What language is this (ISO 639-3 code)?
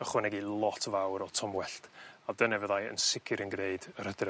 cym